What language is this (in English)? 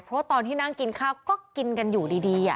Thai